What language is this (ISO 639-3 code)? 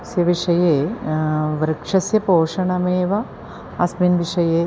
san